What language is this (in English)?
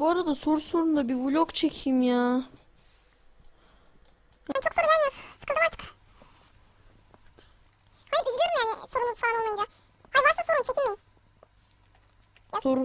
Turkish